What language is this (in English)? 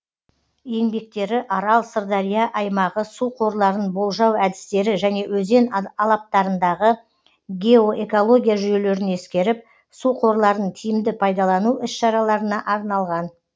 Kazakh